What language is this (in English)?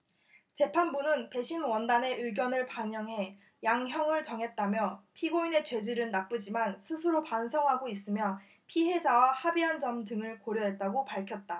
Korean